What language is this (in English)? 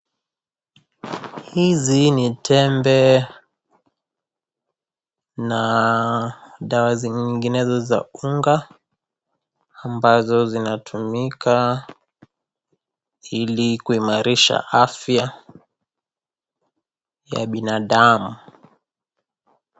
Swahili